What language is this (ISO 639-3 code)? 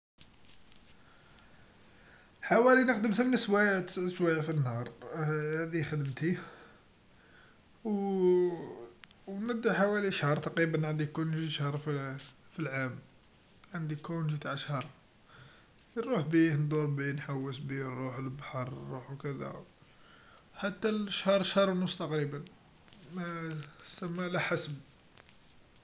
arq